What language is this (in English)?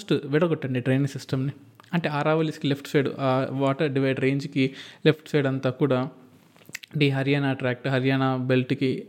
Telugu